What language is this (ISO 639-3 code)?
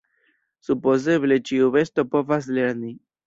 epo